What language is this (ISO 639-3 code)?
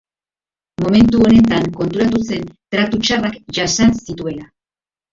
eus